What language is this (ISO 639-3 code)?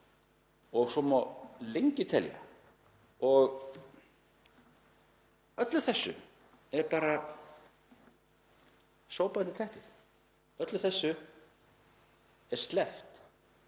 isl